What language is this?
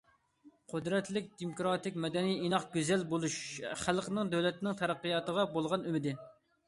Uyghur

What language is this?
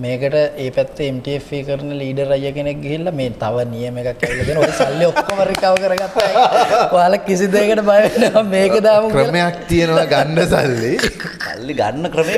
Indonesian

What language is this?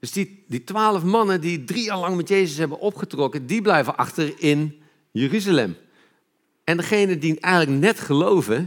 Dutch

